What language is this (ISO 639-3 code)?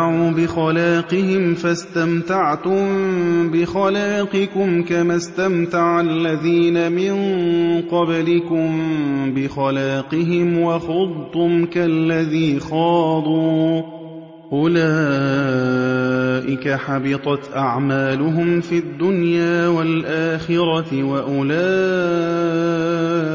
ara